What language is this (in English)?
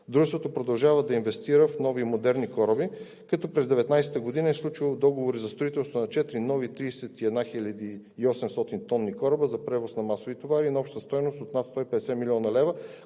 Bulgarian